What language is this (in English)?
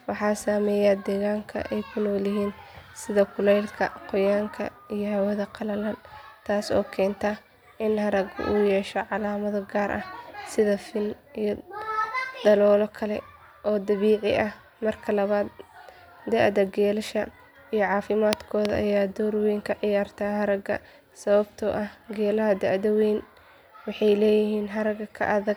Somali